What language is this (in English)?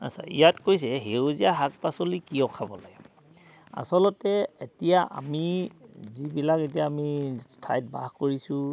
Assamese